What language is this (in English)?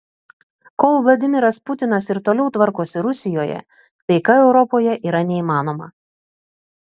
Lithuanian